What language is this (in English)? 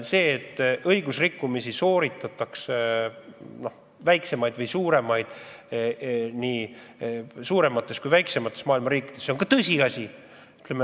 Estonian